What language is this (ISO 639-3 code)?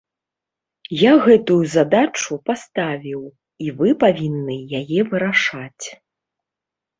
bel